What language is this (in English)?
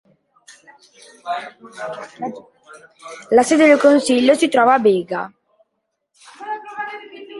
Italian